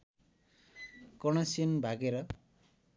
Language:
Nepali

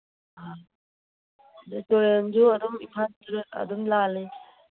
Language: Manipuri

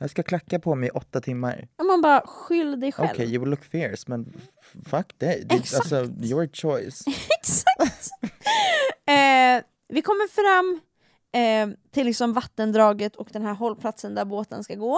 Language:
Swedish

